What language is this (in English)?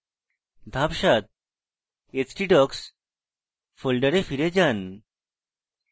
Bangla